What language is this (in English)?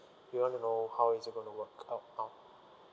English